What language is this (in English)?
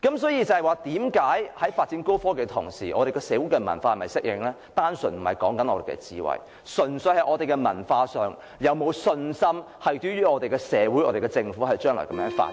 Cantonese